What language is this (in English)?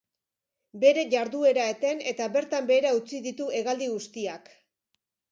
Basque